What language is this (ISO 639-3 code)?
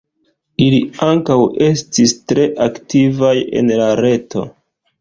epo